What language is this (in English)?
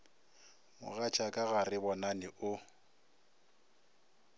Northern Sotho